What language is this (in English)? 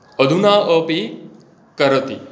Sanskrit